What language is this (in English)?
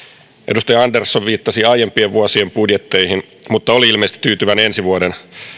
Finnish